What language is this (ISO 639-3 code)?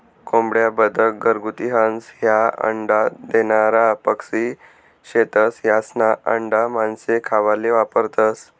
mar